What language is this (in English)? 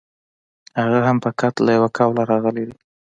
Pashto